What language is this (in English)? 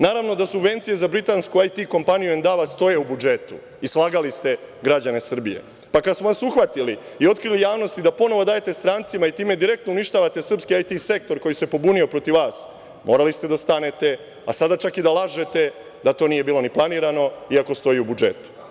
Serbian